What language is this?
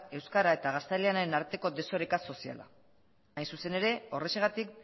Basque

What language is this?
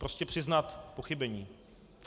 Czech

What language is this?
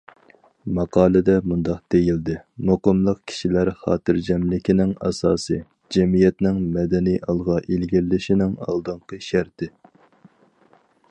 Uyghur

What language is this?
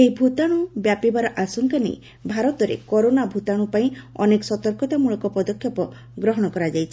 Odia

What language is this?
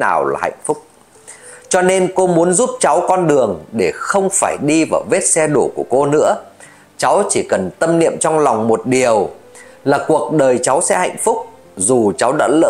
Vietnamese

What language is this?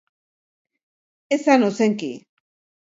Basque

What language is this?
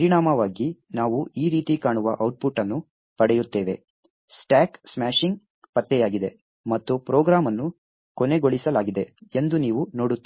Kannada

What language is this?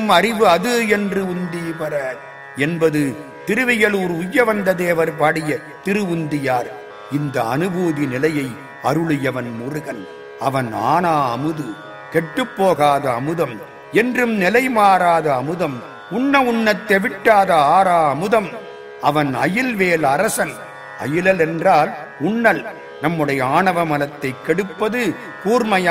Tamil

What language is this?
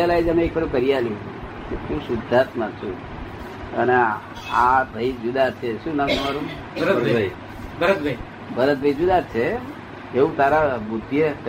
Gujarati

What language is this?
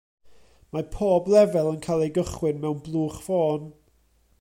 Welsh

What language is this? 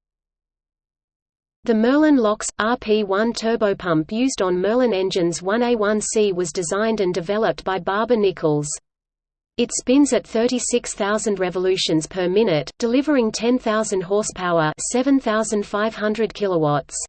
English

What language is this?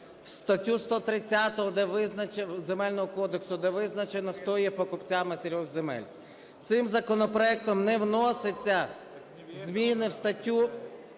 Ukrainian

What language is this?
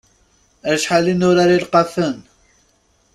Kabyle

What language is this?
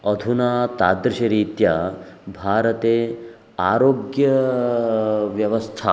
Sanskrit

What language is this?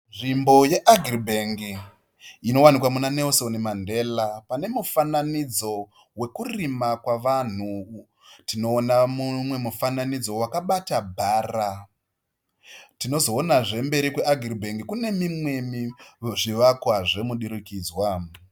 Shona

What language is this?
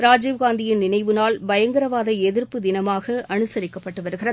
Tamil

